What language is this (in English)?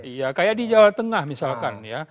Indonesian